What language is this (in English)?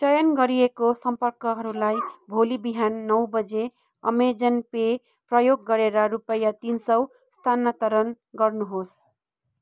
Nepali